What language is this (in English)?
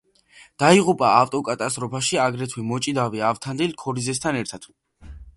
Georgian